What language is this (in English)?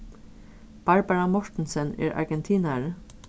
Faroese